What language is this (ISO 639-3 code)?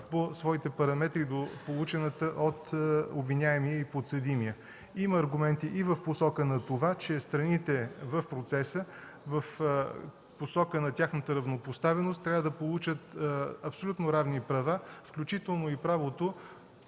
bul